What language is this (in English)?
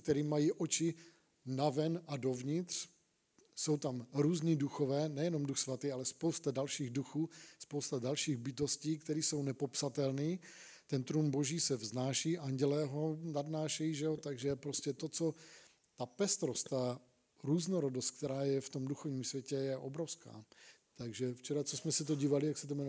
Czech